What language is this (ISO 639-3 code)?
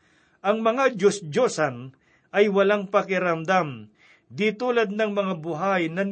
fil